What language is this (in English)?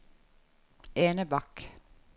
Norwegian